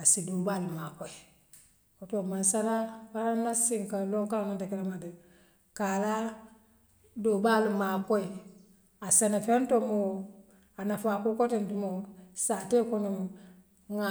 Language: Western Maninkakan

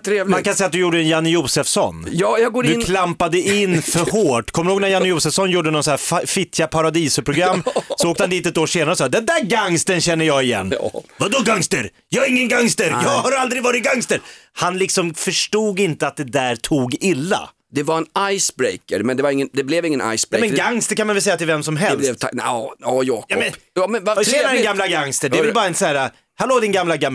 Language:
Swedish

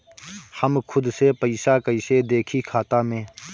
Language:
Bhojpuri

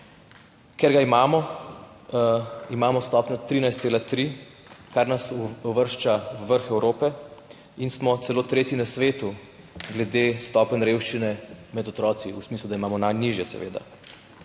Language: Slovenian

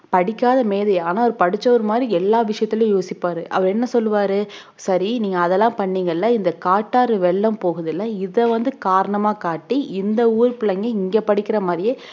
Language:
Tamil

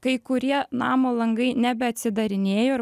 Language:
Lithuanian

